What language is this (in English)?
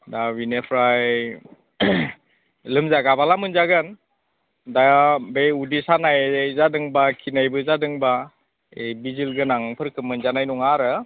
Bodo